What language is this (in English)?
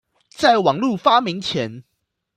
Chinese